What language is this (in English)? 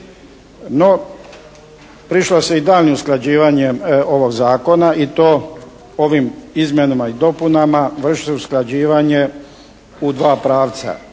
Croatian